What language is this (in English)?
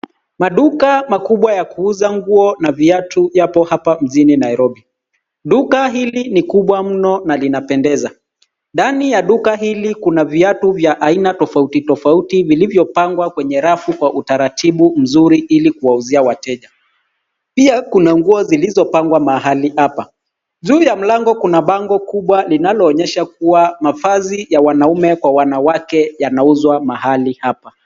Swahili